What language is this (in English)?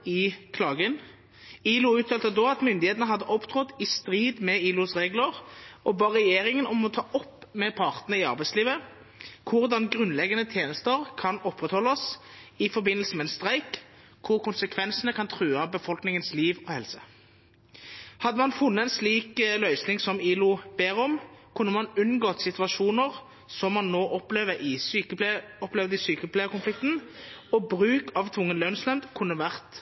Norwegian Bokmål